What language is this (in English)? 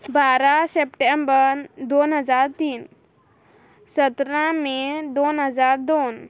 Konkani